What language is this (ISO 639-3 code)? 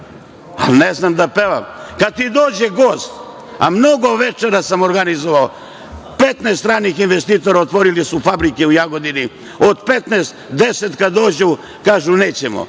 srp